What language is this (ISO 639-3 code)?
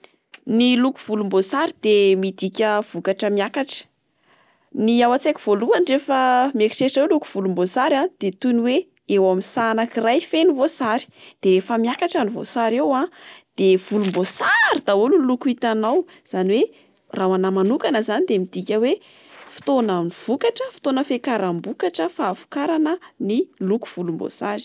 mlg